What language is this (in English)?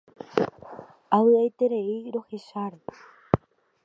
Guarani